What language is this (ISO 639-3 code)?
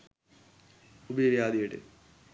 sin